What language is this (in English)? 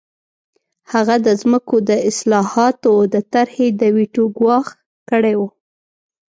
Pashto